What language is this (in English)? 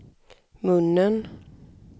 Swedish